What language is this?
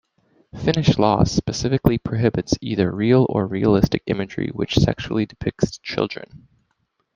English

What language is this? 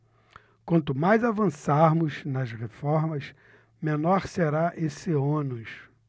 Portuguese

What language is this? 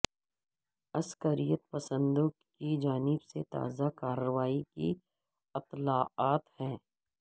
Urdu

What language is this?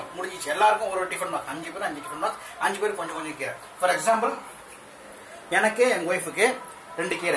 Indonesian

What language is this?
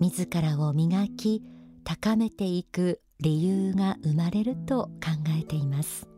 Japanese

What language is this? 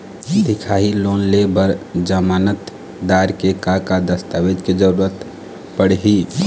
Chhattisgarhi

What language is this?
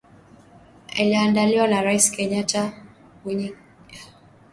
Swahili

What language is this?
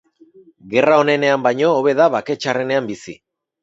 Basque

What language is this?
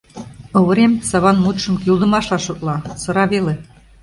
Mari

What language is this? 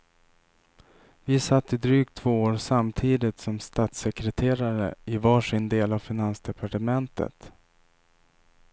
Swedish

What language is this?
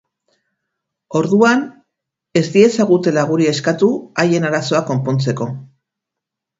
Basque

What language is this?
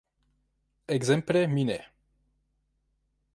Esperanto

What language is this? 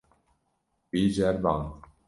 Kurdish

